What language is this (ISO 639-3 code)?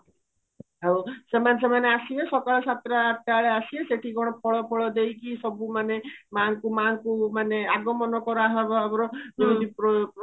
ori